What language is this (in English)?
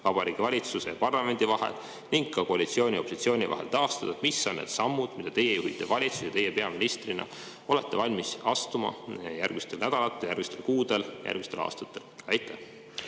Estonian